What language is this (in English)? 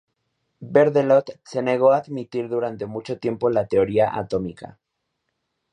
Spanish